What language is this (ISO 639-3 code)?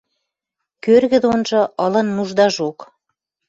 mrj